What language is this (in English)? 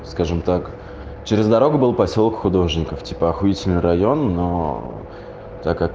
Russian